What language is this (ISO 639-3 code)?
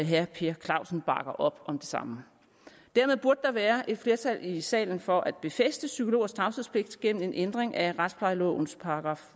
dan